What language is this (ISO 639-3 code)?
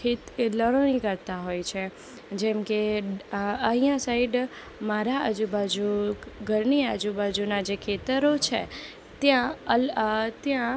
guj